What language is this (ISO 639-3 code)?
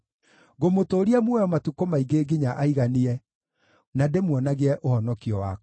kik